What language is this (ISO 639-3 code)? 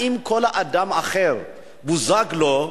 heb